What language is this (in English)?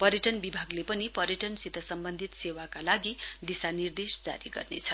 Nepali